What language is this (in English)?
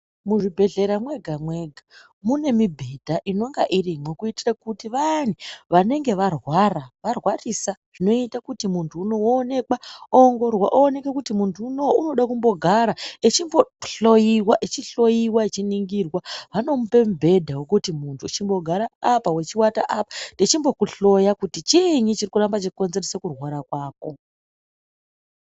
Ndau